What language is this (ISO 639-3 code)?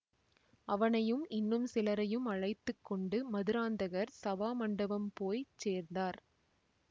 tam